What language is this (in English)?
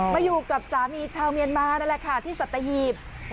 Thai